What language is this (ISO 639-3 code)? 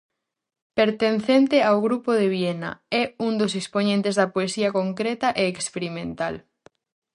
glg